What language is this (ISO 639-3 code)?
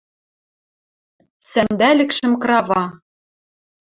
mrj